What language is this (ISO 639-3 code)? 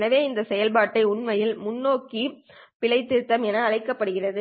tam